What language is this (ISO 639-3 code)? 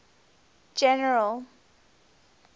eng